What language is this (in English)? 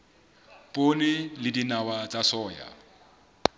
Southern Sotho